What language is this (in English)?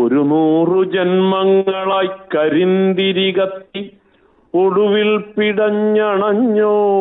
Malayalam